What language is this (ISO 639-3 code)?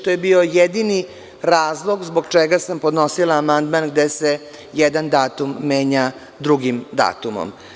srp